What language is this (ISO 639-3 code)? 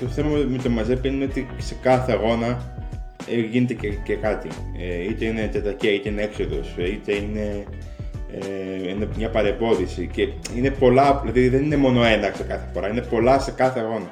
ell